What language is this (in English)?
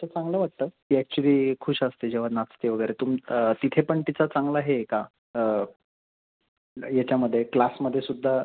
Marathi